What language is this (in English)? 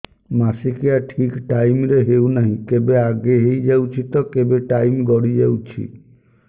Odia